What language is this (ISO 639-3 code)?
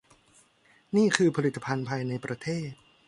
tha